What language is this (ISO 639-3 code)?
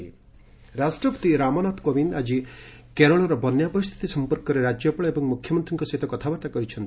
ori